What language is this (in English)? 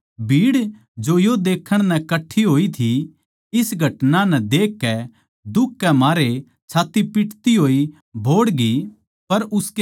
Haryanvi